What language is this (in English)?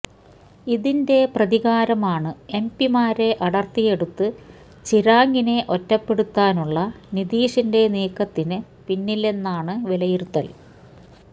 Malayalam